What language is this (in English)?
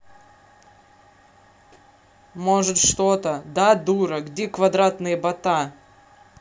Russian